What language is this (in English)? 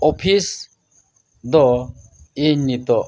Santali